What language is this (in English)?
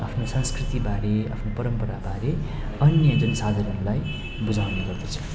Nepali